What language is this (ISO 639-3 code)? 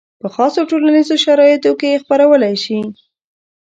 pus